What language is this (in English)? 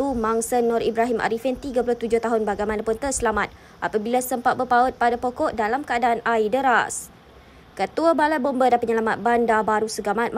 Malay